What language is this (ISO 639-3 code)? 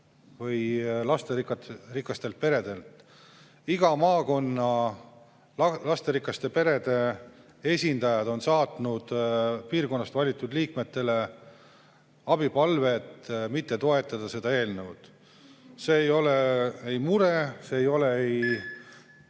est